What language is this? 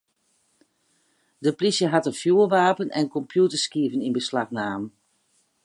Western Frisian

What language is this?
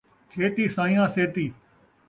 Saraiki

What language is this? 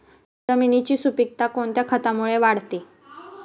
Marathi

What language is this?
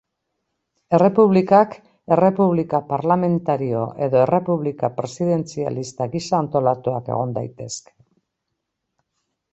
Basque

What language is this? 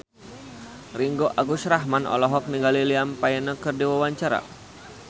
Sundanese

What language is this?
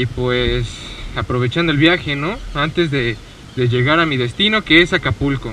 Spanish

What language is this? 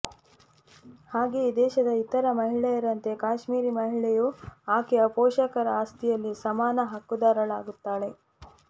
Kannada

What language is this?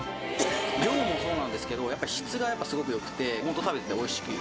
Japanese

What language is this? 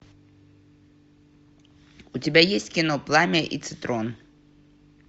Russian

